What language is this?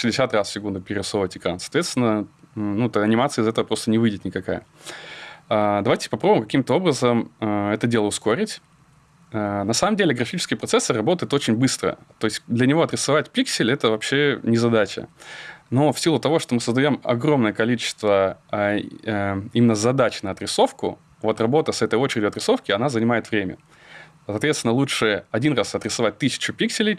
Russian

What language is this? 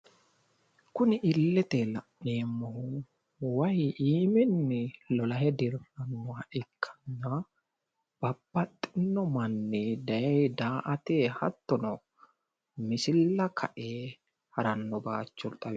Sidamo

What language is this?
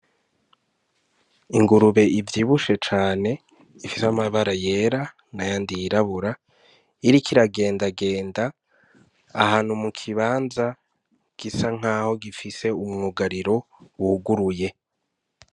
Rundi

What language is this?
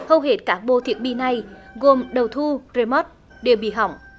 Vietnamese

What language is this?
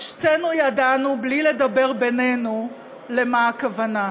Hebrew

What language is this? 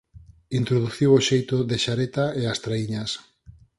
Galician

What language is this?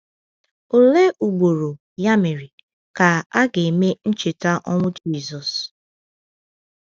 Igbo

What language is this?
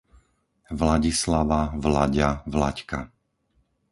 Slovak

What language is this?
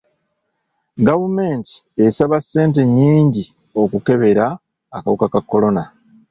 Ganda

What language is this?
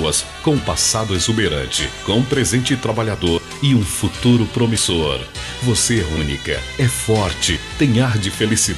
Portuguese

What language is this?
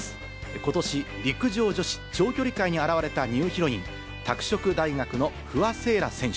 Japanese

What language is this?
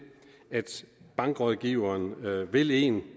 Danish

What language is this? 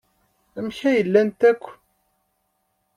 Kabyle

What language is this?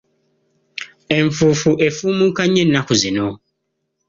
Ganda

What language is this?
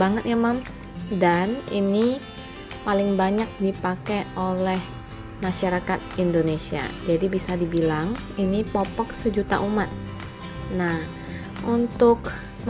Indonesian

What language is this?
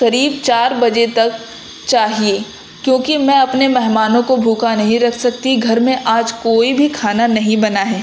Urdu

